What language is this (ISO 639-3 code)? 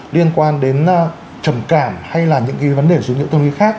vie